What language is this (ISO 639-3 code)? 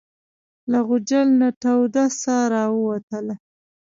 pus